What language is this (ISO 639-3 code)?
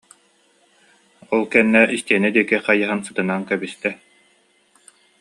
sah